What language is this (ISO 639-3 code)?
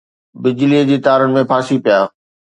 snd